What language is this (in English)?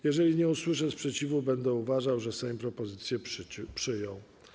Polish